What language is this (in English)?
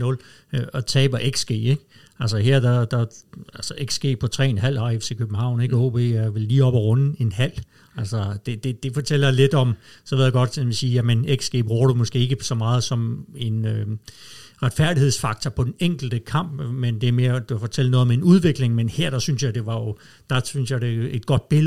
Danish